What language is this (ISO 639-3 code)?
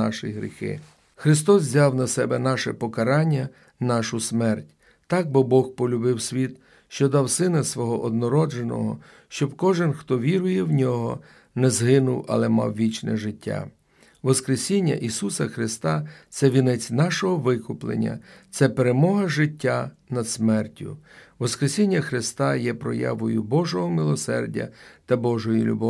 ukr